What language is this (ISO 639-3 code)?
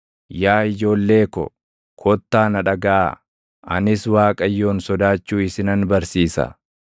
orm